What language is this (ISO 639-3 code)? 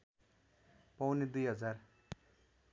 nep